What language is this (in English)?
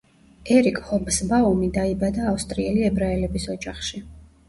Georgian